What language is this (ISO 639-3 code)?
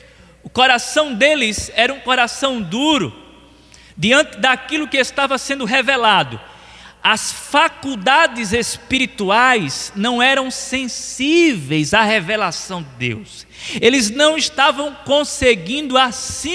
por